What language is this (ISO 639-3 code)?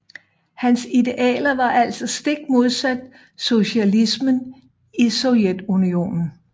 dan